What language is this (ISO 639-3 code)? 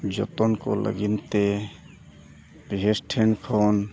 sat